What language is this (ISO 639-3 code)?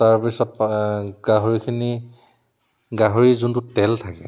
asm